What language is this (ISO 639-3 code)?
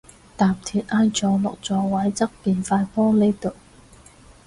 yue